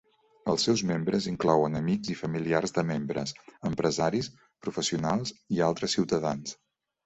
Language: Catalan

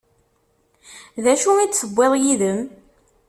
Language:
Kabyle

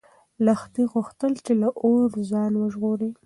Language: Pashto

